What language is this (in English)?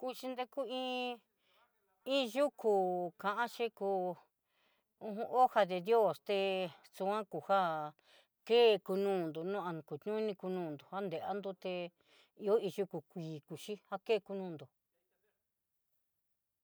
Southeastern Nochixtlán Mixtec